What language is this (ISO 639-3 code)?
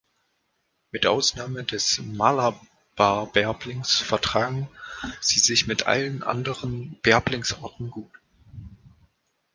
deu